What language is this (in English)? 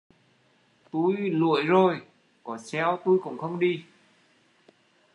Vietnamese